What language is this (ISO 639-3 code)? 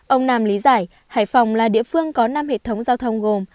vie